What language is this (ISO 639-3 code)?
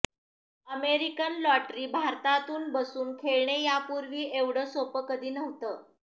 mar